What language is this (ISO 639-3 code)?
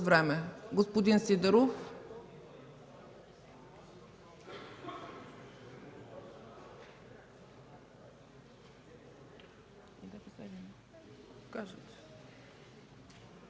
bul